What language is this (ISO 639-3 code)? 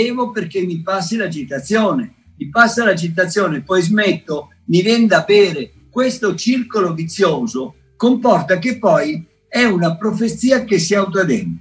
ita